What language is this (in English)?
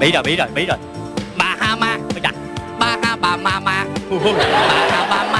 Vietnamese